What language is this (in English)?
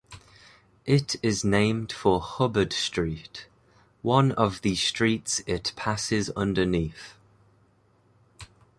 English